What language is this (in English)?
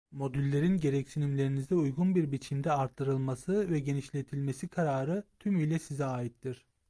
Turkish